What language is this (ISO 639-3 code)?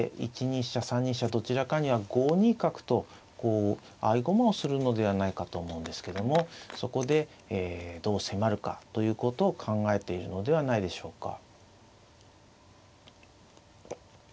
jpn